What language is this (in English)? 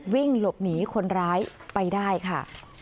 Thai